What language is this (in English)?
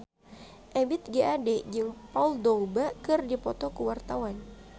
Sundanese